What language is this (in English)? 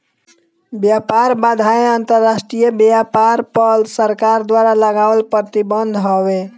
Bhojpuri